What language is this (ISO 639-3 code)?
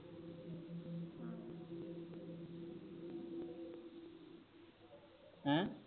pan